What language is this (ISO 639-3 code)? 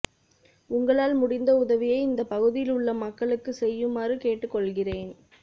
tam